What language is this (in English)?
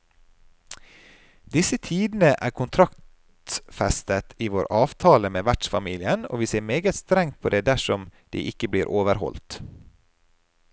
Norwegian